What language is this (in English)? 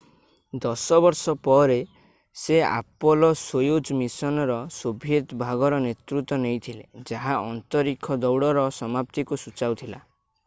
Odia